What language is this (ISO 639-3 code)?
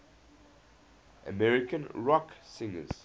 eng